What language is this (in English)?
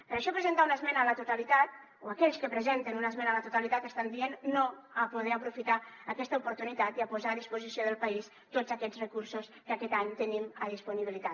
Catalan